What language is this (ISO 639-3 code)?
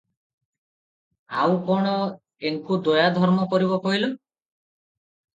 ori